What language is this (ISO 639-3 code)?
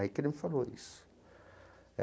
por